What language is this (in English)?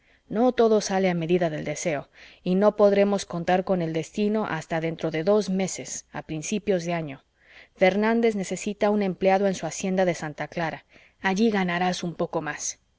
Spanish